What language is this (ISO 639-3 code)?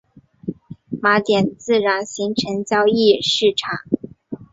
zho